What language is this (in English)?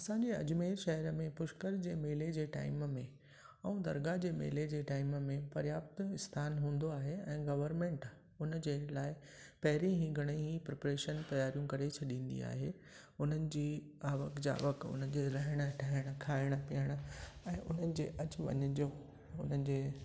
Sindhi